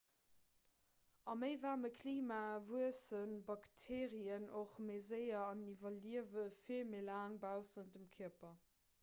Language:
Luxembourgish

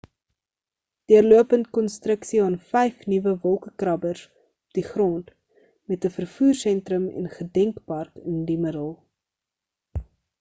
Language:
Afrikaans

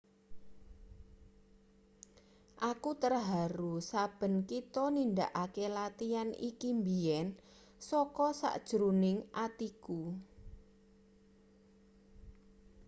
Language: Javanese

